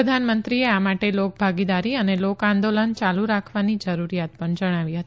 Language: Gujarati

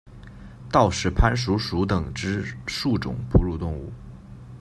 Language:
Chinese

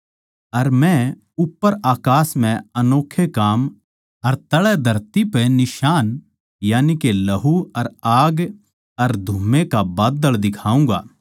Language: Haryanvi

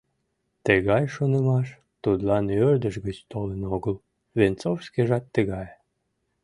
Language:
Mari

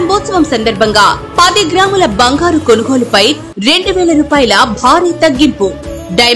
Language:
Telugu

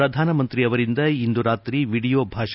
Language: Kannada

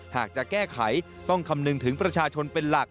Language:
Thai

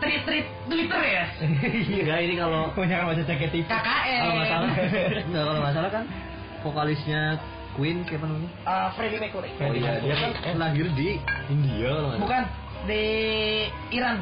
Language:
Indonesian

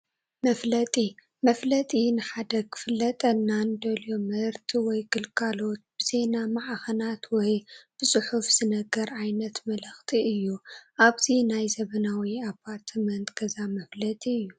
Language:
Tigrinya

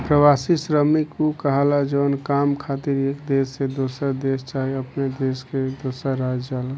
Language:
Bhojpuri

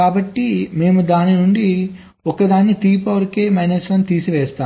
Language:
Telugu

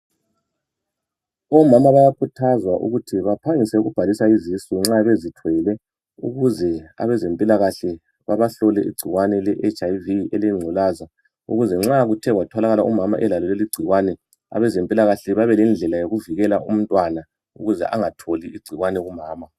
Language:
North Ndebele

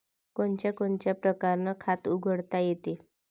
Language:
Marathi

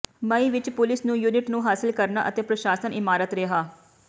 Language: Punjabi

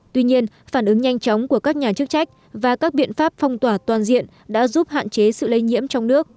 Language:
Vietnamese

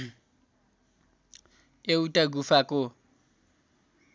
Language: Nepali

